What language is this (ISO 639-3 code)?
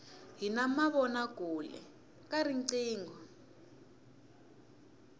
tso